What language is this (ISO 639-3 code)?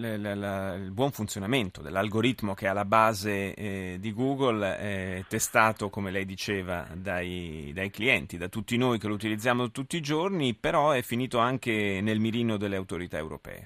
ita